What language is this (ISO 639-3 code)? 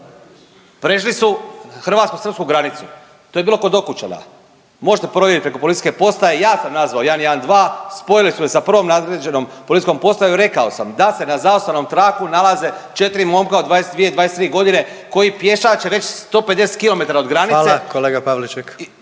hrv